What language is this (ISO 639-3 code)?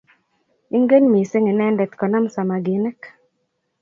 kln